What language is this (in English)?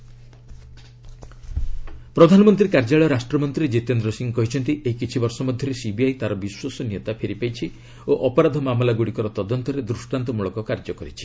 Odia